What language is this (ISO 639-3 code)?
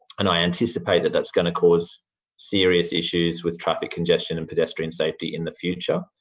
eng